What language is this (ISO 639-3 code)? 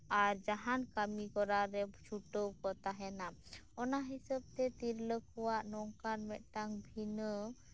sat